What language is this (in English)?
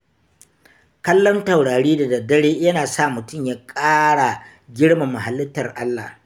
Hausa